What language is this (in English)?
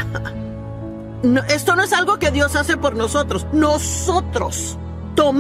Spanish